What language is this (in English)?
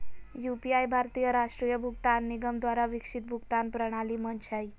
Magahi